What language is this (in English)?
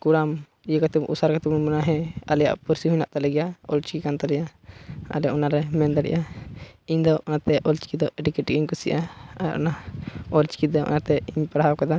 Santali